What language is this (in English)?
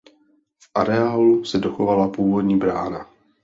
Czech